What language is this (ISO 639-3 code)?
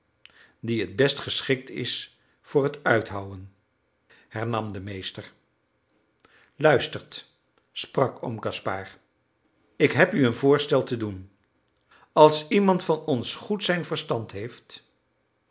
nld